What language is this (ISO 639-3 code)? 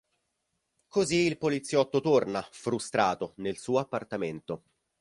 ita